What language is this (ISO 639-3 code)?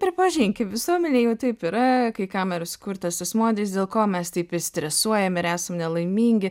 lit